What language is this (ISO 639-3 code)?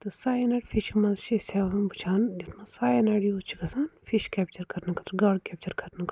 kas